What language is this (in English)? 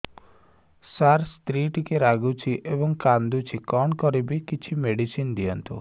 Odia